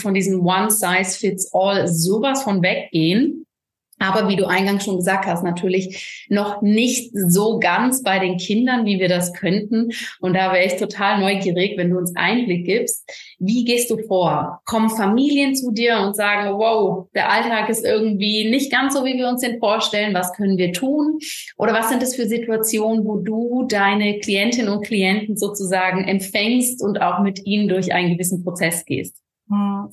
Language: German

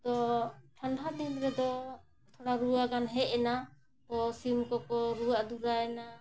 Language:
Santali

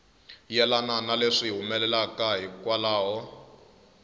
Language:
Tsonga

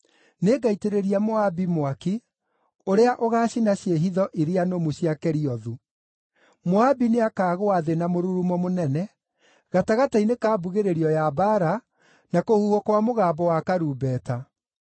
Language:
Kikuyu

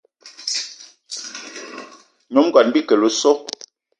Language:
Eton (Cameroon)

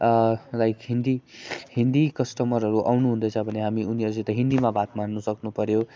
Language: Nepali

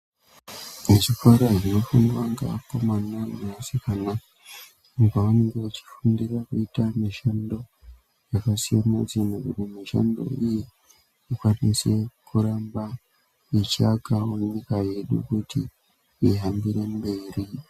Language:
Ndau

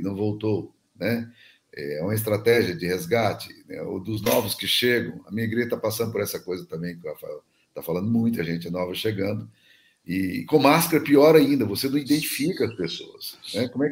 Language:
Portuguese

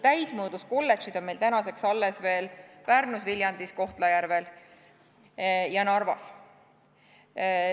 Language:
Estonian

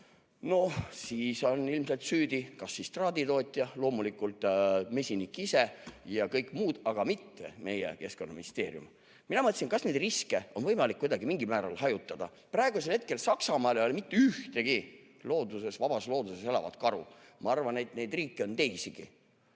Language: Estonian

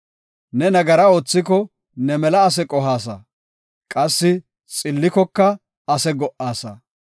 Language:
Gofa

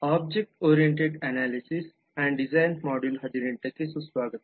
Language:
Kannada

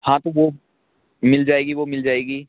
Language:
Hindi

